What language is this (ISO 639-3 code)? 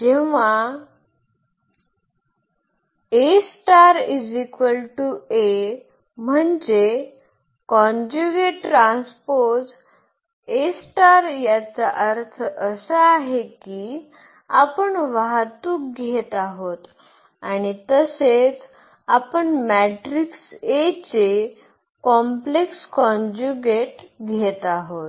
mar